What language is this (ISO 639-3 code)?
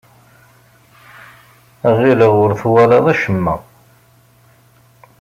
kab